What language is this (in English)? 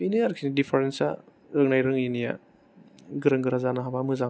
Bodo